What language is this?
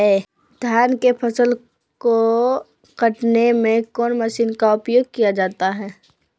Magahi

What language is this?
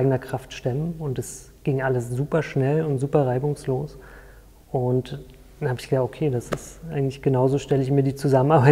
German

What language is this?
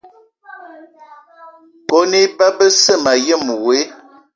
Eton (Cameroon)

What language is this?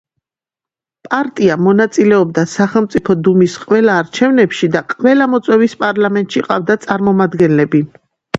Georgian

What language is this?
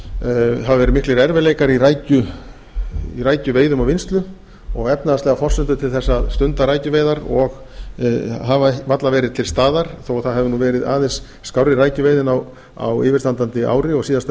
Icelandic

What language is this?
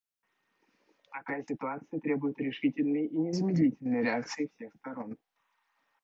Russian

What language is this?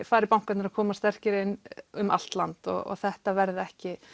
Icelandic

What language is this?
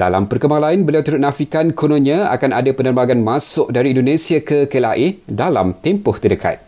Malay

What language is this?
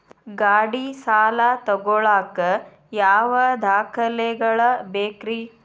Kannada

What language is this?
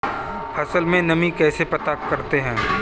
Hindi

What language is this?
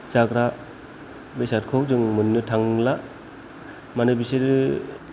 Bodo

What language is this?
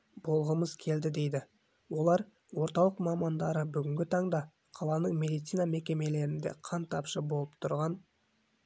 Kazakh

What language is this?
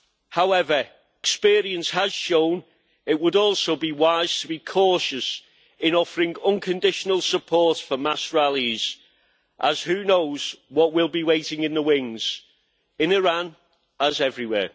English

